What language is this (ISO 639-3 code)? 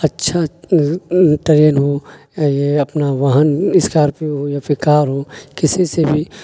urd